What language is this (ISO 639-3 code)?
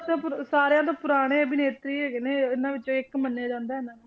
pan